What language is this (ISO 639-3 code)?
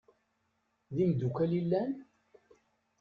kab